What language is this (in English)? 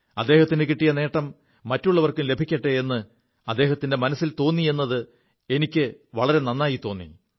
Malayalam